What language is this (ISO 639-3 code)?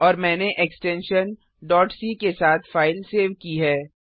hin